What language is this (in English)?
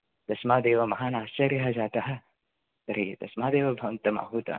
Sanskrit